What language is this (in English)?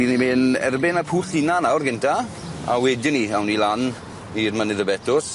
Welsh